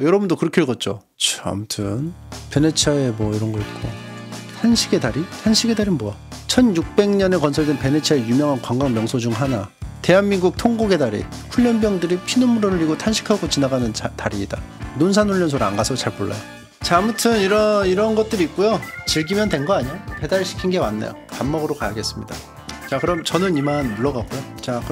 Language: Korean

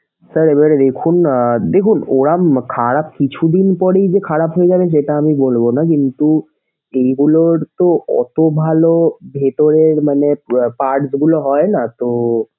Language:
Bangla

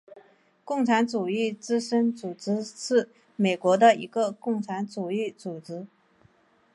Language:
Chinese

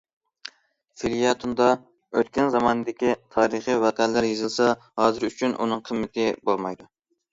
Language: Uyghur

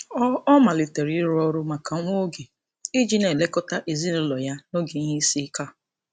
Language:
Igbo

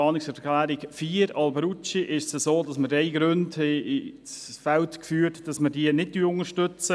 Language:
Swiss German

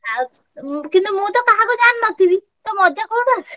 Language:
Odia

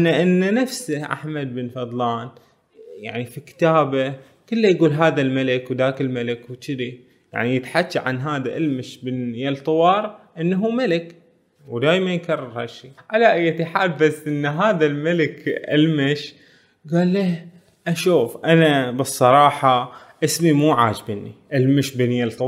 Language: Arabic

